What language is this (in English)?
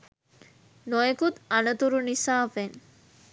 Sinhala